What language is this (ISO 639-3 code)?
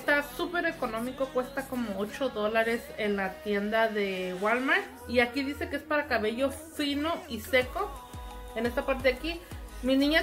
spa